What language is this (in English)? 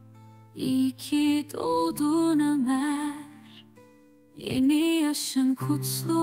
Turkish